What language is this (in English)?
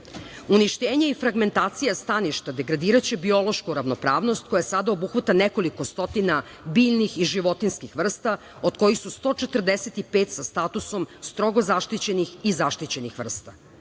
Serbian